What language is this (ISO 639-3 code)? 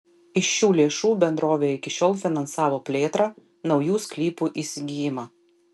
lit